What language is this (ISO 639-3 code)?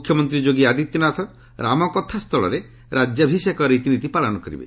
ori